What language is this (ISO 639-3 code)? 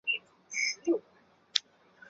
zho